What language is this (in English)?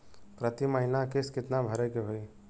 Bhojpuri